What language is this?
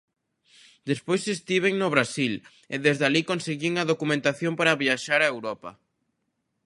Galician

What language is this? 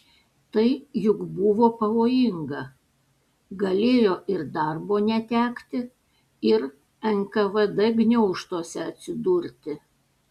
Lithuanian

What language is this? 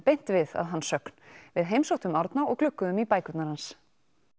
Icelandic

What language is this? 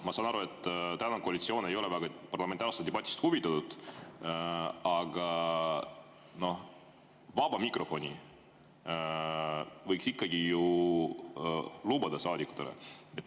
Estonian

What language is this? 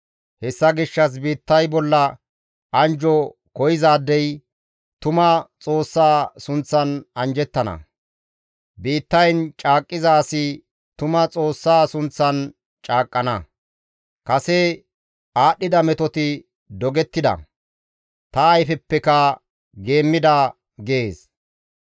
Gamo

